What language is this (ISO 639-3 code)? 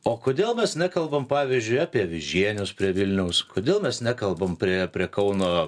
lit